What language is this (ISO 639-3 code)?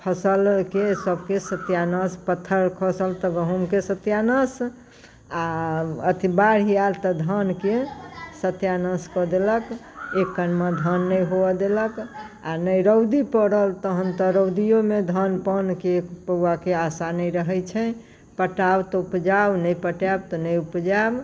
mai